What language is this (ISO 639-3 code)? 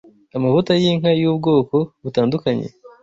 kin